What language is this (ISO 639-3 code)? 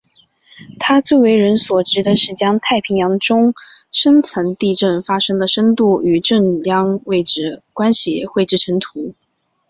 zho